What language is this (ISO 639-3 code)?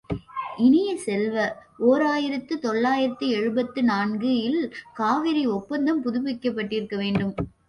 tam